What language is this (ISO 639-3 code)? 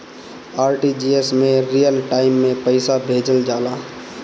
bho